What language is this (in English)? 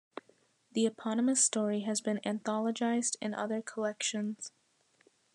English